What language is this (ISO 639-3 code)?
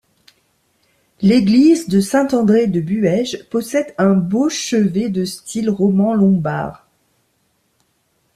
fra